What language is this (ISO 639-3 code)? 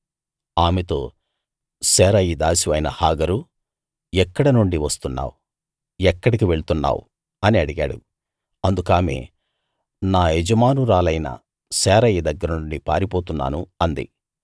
tel